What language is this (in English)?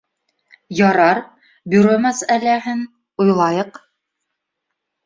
Bashkir